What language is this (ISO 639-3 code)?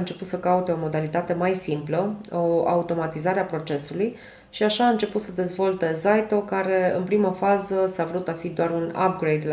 ron